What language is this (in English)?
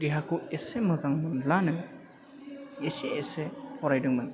Bodo